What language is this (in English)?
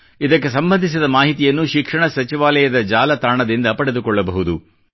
Kannada